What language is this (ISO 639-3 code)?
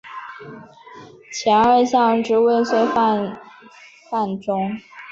zho